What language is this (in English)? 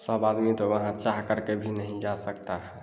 Hindi